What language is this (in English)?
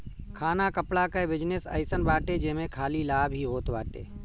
Bhojpuri